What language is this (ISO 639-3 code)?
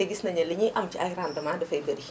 wol